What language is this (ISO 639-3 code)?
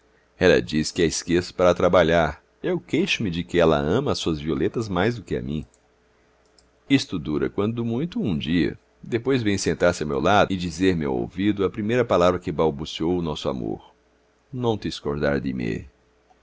por